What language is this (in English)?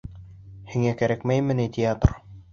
Bashkir